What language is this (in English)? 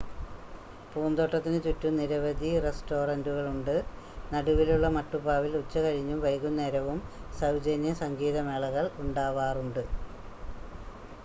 Malayalam